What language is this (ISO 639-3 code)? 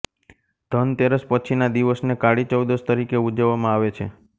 guj